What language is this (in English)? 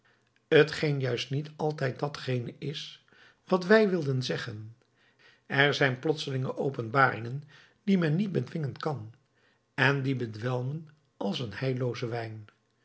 Dutch